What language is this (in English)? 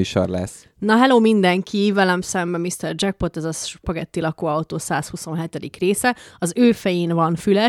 Hungarian